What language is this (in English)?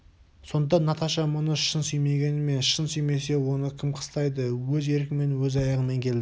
Kazakh